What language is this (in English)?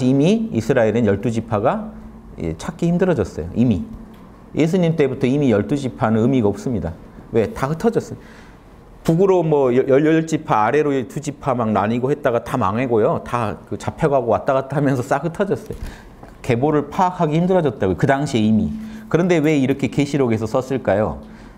Korean